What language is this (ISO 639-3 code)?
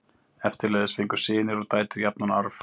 isl